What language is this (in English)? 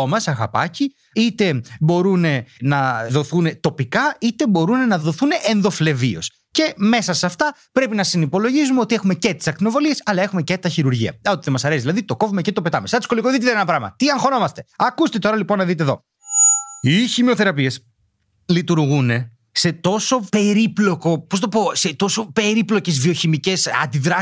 Greek